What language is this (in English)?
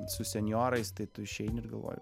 Lithuanian